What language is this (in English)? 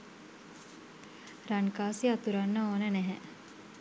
Sinhala